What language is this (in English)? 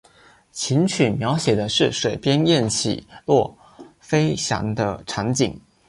Chinese